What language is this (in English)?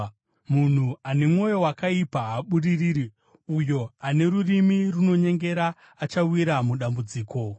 Shona